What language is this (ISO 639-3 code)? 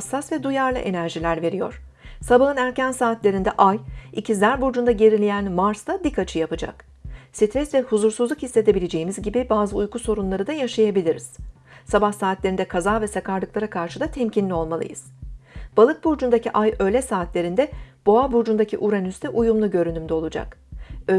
tur